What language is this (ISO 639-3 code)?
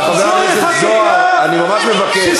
heb